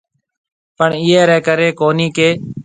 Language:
Marwari (Pakistan)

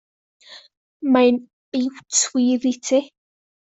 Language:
Welsh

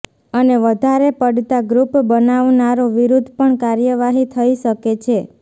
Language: Gujarati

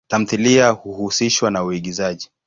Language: Swahili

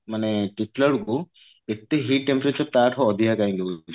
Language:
Odia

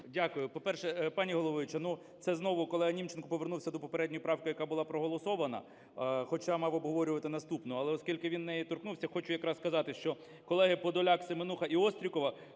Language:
Ukrainian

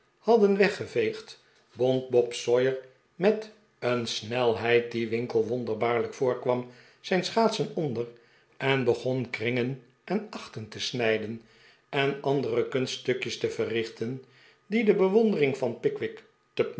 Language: Dutch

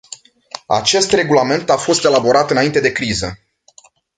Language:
Romanian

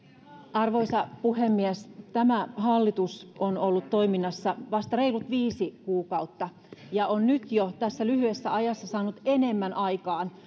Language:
Finnish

